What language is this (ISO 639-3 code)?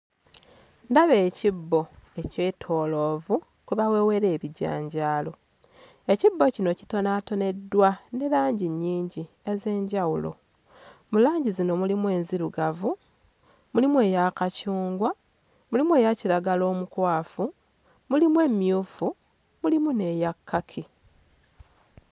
lug